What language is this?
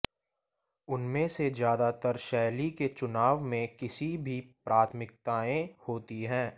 Hindi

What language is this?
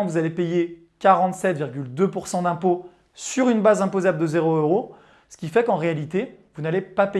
French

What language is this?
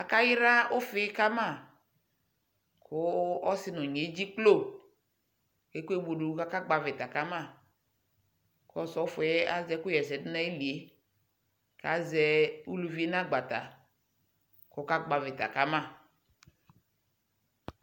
Ikposo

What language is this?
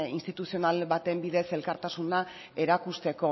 Basque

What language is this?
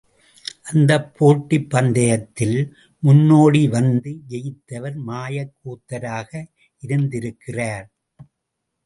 Tamil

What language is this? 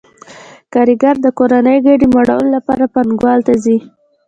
Pashto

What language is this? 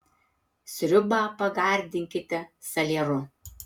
Lithuanian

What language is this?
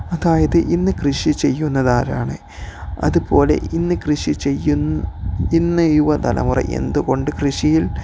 Malayalam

